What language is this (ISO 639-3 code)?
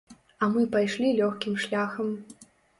bel